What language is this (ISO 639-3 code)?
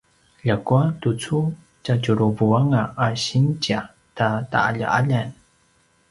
pwn